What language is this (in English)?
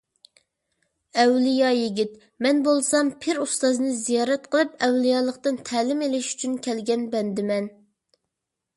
Uyghur